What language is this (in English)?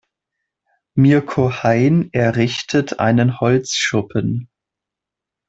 German